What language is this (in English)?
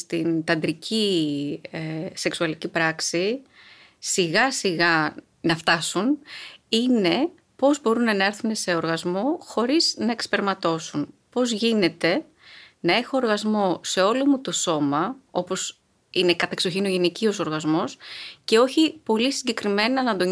Greek